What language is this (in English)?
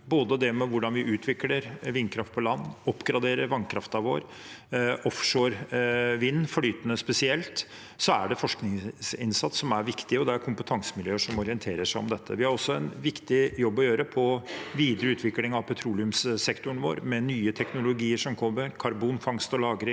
Norwegian